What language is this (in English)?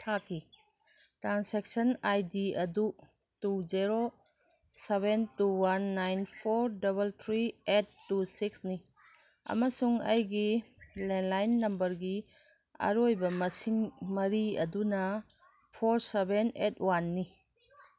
Manipuri